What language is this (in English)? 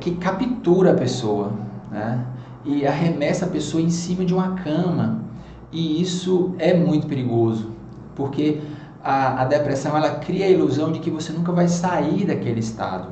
Portuguese